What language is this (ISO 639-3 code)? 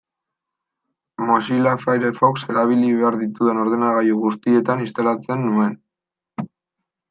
eus